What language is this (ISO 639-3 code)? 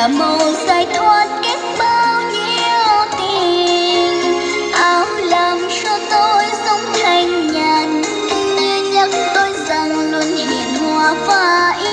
vie